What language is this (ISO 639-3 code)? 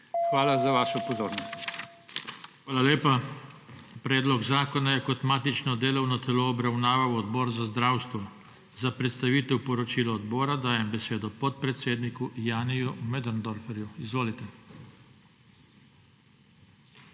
slv